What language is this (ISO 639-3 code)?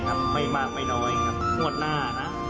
tha